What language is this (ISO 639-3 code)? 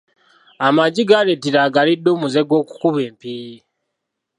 lug